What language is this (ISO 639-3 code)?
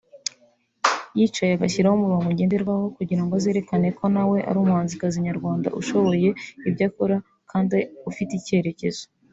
kin